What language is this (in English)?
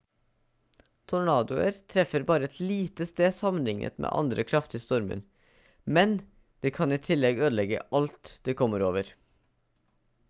Norwegian Bokmål